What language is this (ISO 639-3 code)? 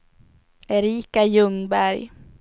swe